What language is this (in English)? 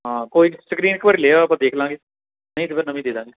Punjabi